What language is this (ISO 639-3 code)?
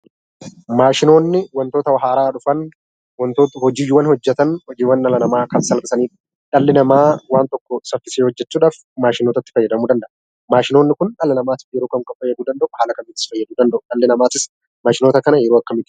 orm